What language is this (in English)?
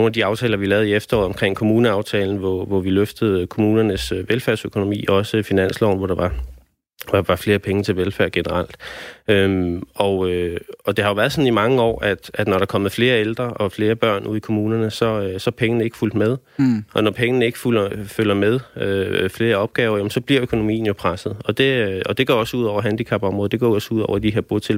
Danish